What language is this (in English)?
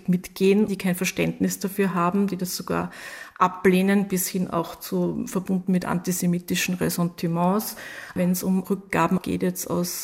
German